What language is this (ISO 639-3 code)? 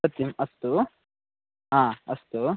san